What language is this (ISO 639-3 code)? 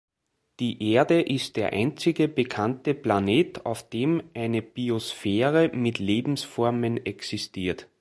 deu